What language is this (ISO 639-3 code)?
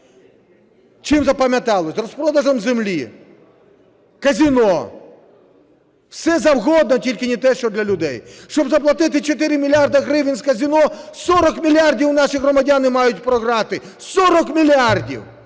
ukr